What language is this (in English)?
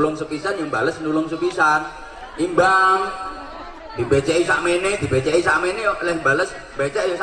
Indonesian